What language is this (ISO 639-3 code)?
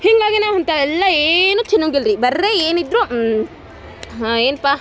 kan